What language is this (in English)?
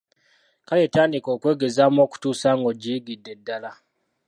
Ganda